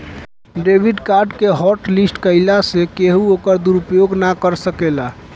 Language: Bhojpuri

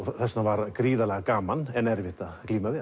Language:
Icelandic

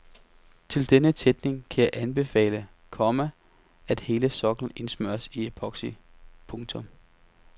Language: Danish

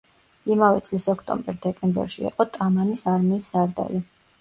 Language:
Georgian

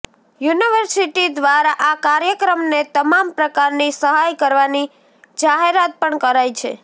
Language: Gujarati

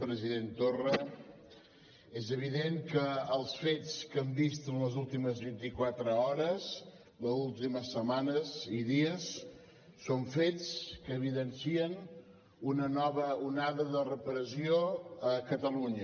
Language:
Catalan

